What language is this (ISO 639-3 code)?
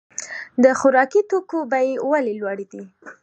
pus